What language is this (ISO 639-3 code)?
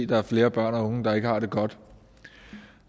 dan